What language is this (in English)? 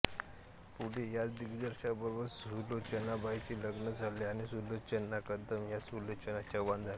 Marathi